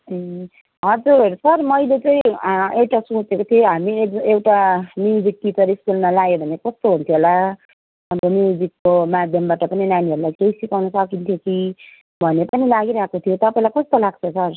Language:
Nepali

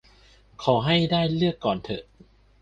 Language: Thai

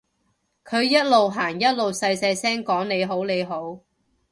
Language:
Cantonese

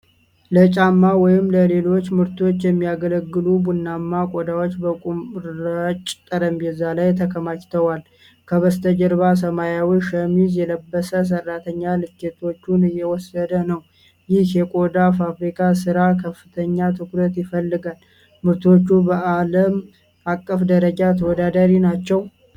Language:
Amharic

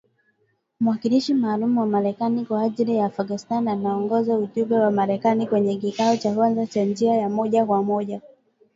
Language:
Swahili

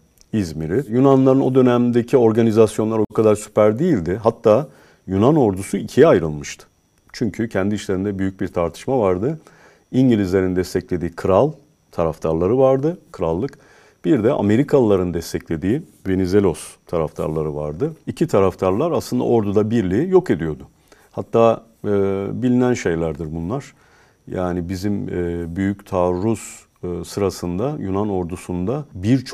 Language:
Turkish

